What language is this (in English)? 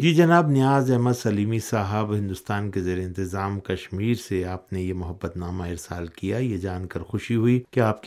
Urdu